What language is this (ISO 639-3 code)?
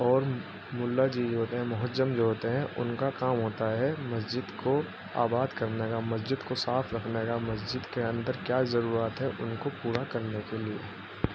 urd